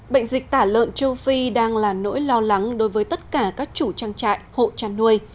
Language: Vietnamese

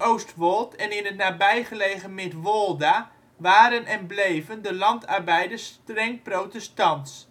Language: Dutch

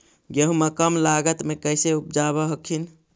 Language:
Magahi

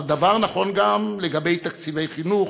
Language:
Hebrew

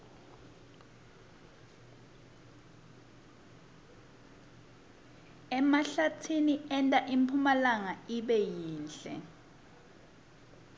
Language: Swati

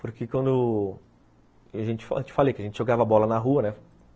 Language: Portuguese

